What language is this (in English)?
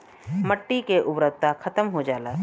Bhojpuri